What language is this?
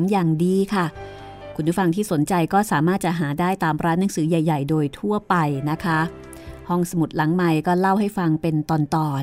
Thai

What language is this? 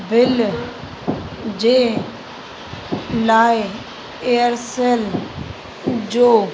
Sindhi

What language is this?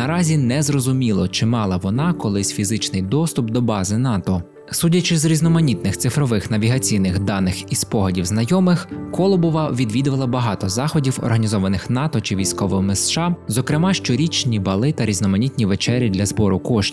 Ukrainian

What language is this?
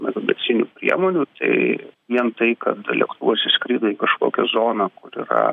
Lithuanian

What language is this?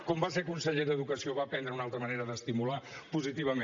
Catalan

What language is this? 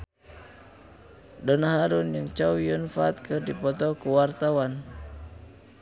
Sundanese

